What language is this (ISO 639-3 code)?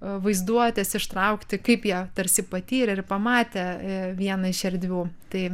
lit